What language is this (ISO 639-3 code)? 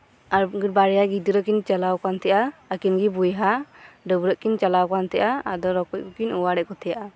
sat